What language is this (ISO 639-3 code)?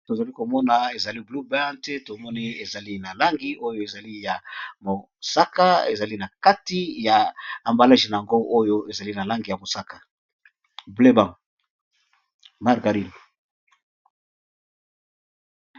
lin